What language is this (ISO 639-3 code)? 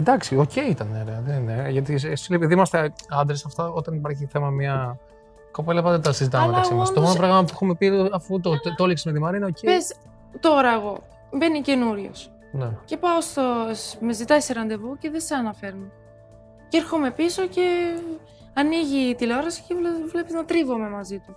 ell